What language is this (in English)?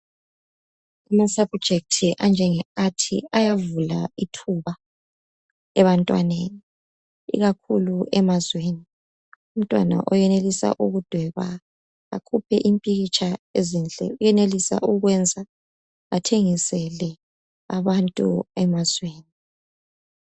North Ndebele